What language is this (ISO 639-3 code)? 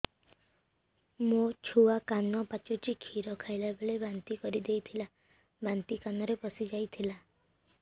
ori